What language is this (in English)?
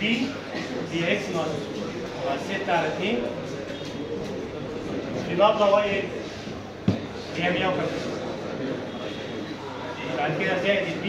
Arabic